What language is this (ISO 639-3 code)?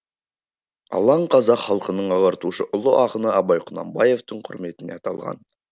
kaz